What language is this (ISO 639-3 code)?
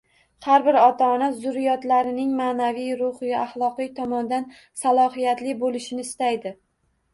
uzb